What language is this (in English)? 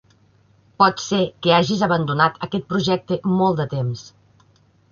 Catalan